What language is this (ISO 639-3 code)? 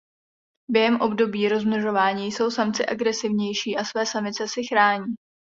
ces